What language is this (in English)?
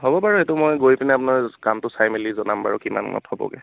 Assamese